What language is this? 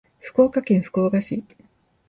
Japanese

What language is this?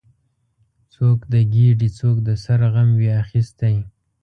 Pashto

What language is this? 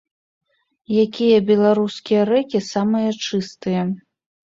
Belarusian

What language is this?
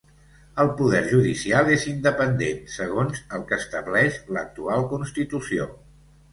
Catalan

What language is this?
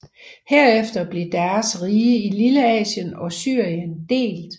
Danish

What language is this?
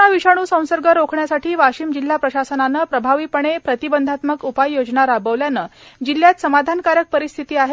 Marathi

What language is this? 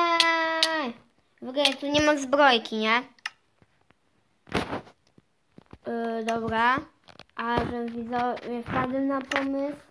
Polish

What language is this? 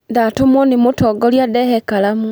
Kikuyu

